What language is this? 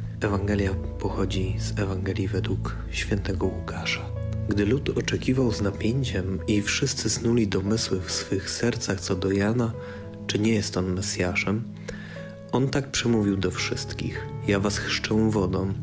Polish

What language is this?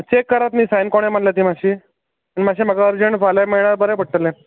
Konkani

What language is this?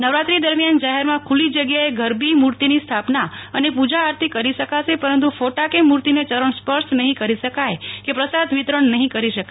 Gujarati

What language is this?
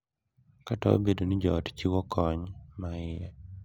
Luo (Kenya and Tanzania)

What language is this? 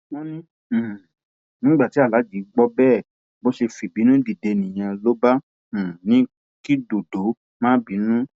Yoruba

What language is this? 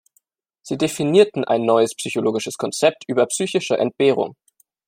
German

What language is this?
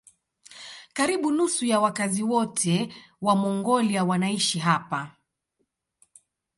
Swahili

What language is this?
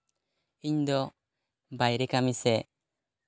Santali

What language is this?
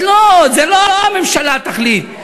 Hebrew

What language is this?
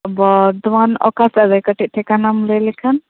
Santali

